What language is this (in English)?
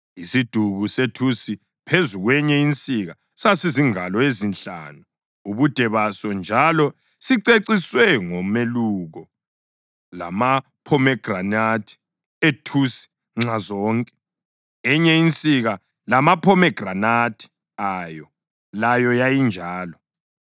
North Ndebele